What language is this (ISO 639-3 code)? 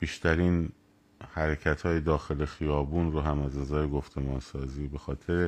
fas